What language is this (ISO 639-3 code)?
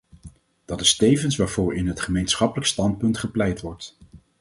nld